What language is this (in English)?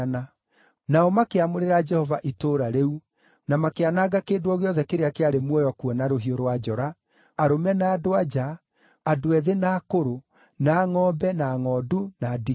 Kikuyu